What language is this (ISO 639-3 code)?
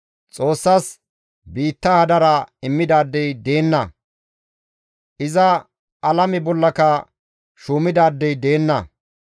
gmv